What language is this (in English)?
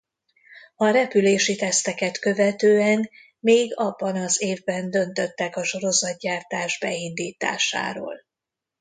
Hungarian